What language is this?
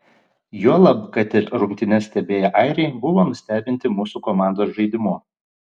Lithuanian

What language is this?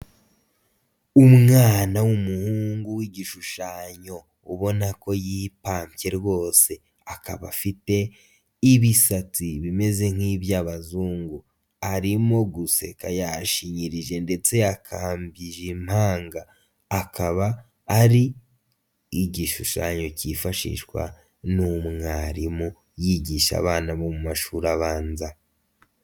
Kinyarwanda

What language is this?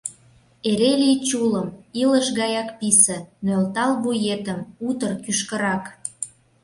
Mari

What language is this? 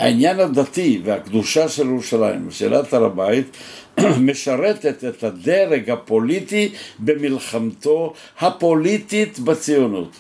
Hebrew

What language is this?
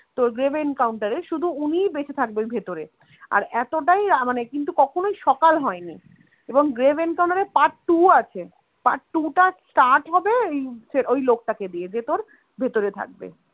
Bangla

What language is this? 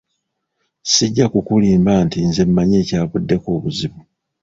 Ganda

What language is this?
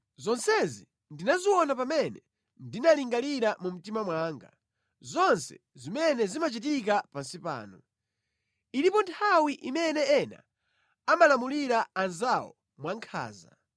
Nyanja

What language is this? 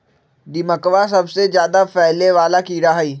Magahi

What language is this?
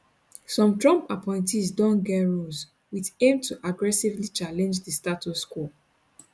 Nigerian Pidgin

